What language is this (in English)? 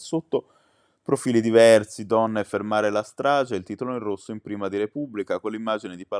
Italian